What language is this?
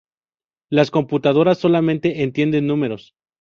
Spanish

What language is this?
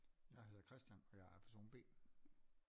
Danish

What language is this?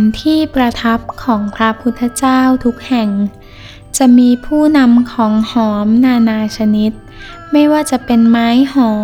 Thai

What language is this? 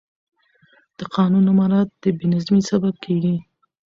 Pashto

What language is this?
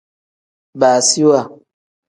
Tem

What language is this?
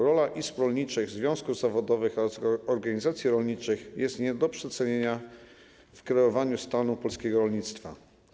Polish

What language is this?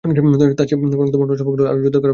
Bangla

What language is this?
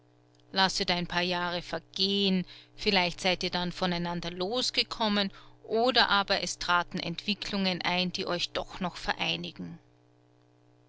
German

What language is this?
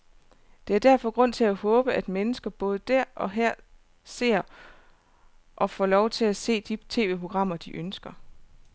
Danish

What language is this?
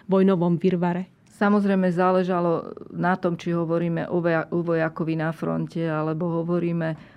Slovak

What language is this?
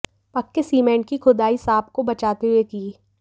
Hindi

